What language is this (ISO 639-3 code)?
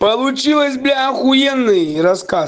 rus